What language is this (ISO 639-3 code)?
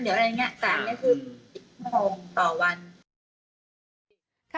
tha